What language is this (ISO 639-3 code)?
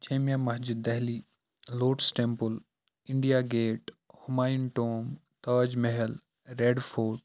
kas